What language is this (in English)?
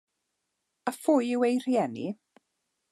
Welsh